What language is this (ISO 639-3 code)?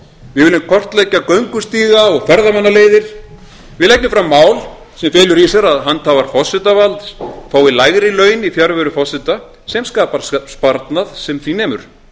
isl